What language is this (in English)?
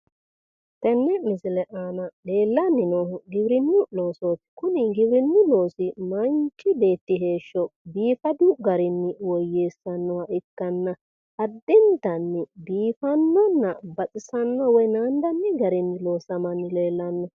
Sidamo